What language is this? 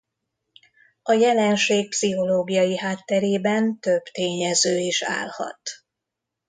Hungarian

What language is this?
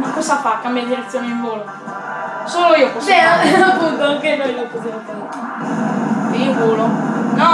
Italian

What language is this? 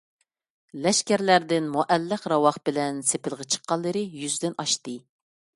Uyghur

